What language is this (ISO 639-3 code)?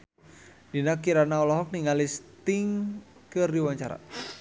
sun